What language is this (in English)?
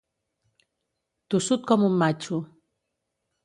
Catalan